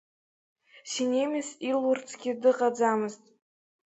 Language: Abkhazian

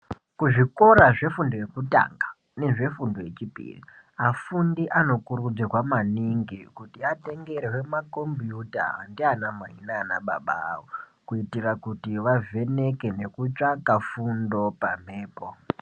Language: Ndau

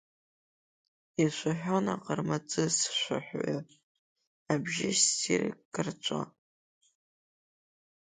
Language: Abkhazian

